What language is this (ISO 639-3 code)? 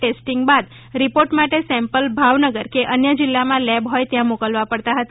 guj